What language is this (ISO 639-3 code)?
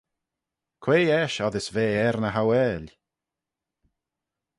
glv